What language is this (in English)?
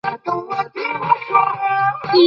Chinese